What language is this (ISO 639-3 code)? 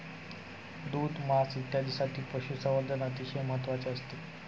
mar